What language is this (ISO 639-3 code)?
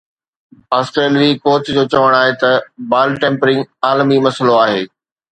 snd